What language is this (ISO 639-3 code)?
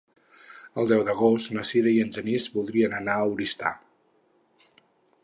cat